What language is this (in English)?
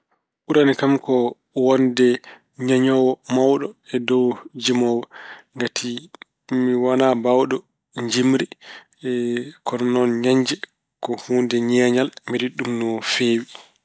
Fula